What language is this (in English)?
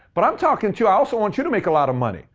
English